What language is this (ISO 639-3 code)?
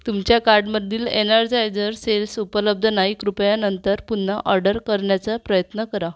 mar